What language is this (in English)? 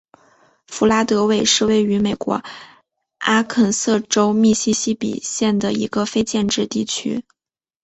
Chinese